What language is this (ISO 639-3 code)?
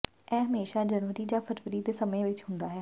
pan